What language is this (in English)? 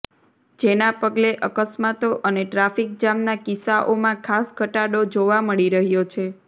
Gujarati